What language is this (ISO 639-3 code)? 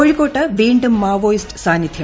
mal